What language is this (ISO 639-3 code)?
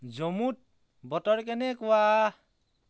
asm